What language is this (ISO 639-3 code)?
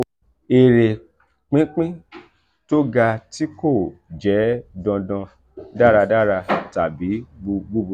yor